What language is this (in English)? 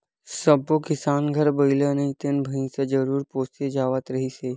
Chhattisgarhi